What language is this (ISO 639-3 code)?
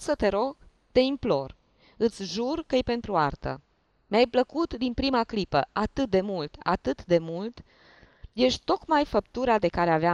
ron